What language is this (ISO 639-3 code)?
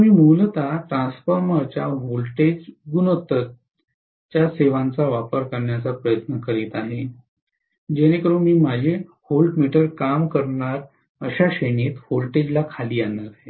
mar